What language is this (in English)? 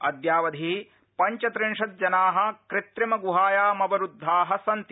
Sanskrit